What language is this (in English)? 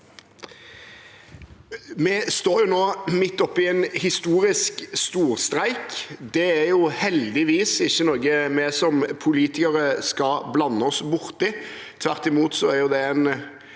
Norwegian